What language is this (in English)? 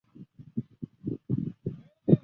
Chinese